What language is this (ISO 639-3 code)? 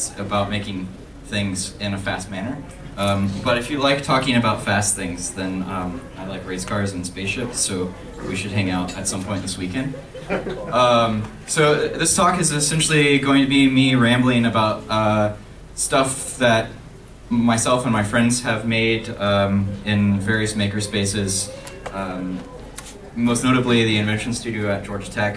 eng